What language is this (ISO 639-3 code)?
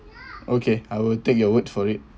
eng